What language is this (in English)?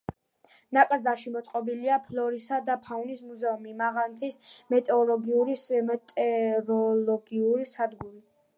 Georgian